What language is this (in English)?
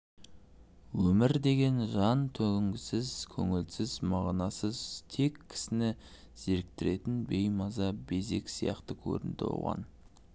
Kazakh